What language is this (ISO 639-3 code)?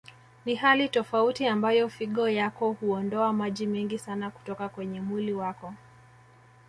swa